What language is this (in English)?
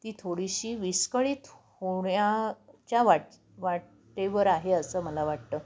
Marathi